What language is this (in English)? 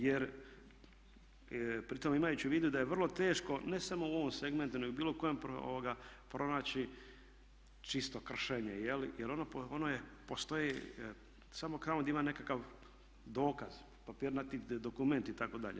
Croatian